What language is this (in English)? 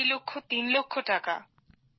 Bangla